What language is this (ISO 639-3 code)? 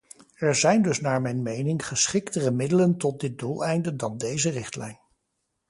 nld